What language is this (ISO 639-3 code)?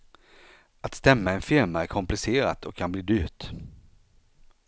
swe